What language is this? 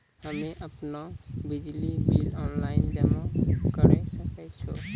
Maithili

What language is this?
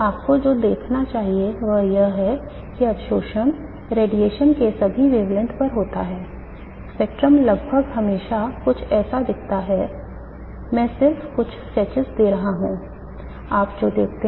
Hindi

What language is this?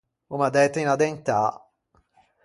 Ligurian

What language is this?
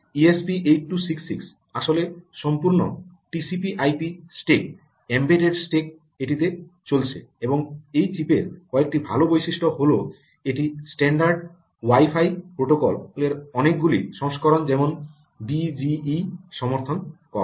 Bangla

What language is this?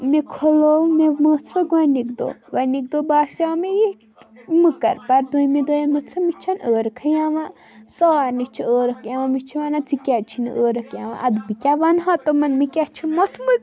Kashmiri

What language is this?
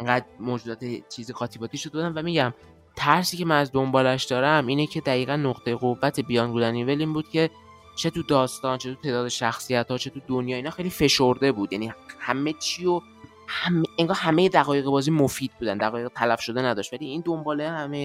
Persian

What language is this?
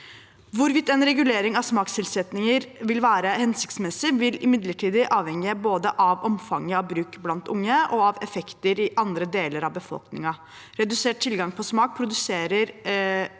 Norwegian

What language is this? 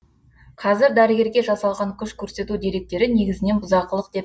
Kazakh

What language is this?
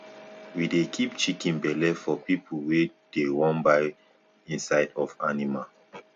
Nigerian Pidgin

